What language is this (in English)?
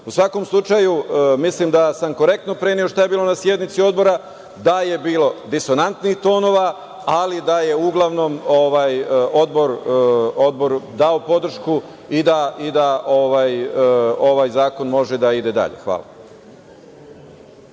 Serbian